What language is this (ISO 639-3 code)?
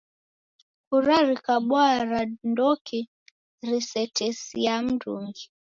dav